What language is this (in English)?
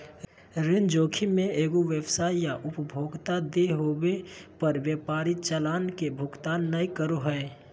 Magahi